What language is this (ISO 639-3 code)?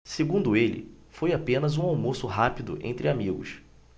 por